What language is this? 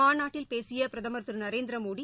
Tamil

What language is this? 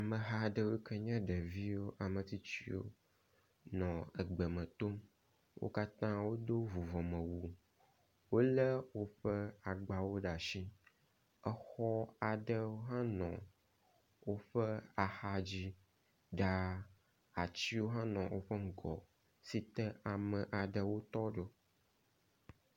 Ewe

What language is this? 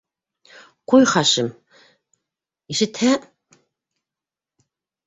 Bashkir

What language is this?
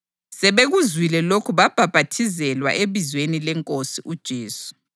North Ndebele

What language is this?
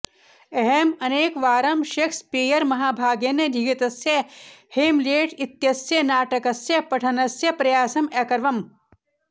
Sanskrit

